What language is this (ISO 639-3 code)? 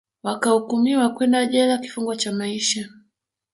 swa